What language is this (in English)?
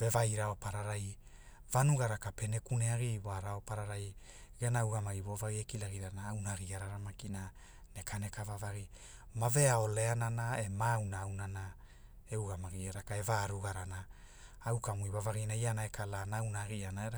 Hula